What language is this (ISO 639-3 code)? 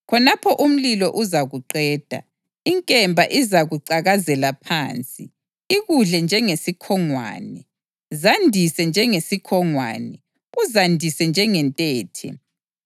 nde